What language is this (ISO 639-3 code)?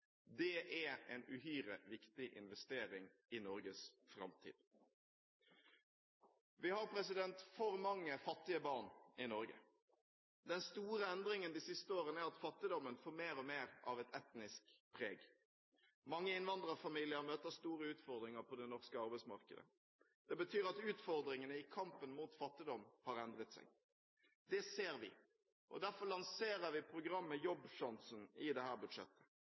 nob